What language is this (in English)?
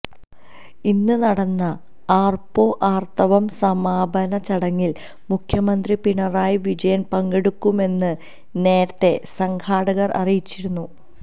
Malayalam